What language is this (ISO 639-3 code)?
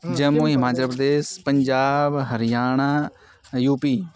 san